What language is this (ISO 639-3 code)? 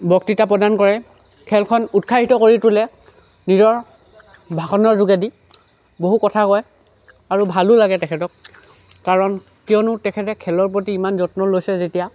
asm